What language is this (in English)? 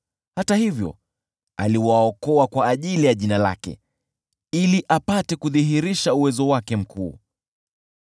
Swahili